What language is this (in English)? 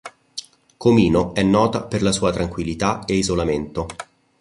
Italian